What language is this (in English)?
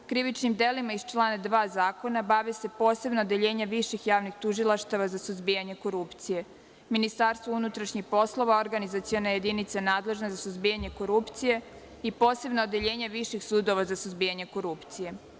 Serbian